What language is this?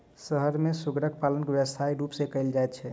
Maithili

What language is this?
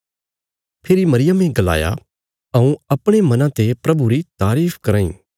Bilaspuri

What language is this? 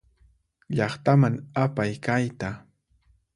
Puno Quechua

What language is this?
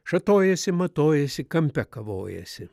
Lithuanian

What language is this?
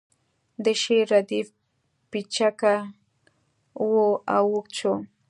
Pashto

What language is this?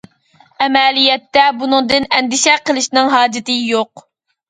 Uyghur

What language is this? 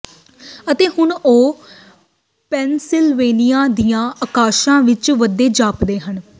Punjabi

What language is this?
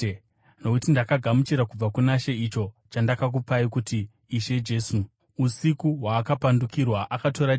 Shona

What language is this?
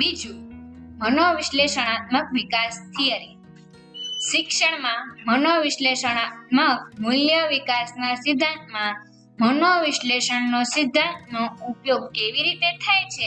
Gujarati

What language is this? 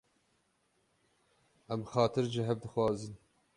Kurdish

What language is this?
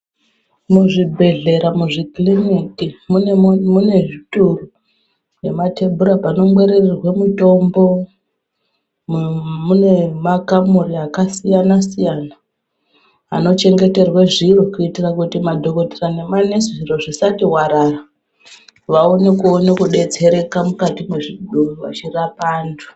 Ndau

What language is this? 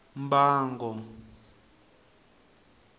Tsonga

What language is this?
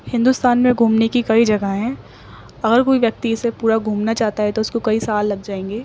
Urdu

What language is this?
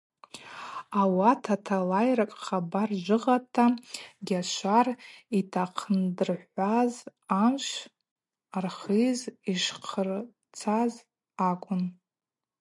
Abaza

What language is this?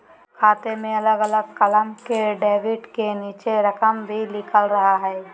Magahi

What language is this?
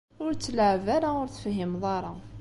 Kabyle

